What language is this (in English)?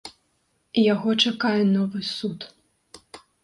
Belarusian